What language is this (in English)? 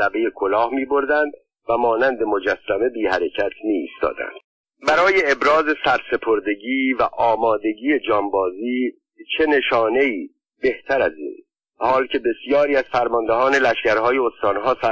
Persian